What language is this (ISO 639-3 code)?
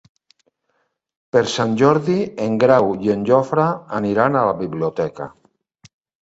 cat